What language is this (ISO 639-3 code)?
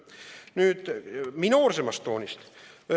est